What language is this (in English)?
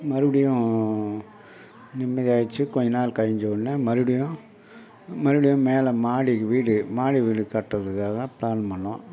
Tamil